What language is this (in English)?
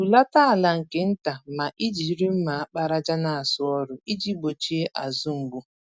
Igbo